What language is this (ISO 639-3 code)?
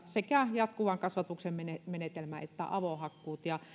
fin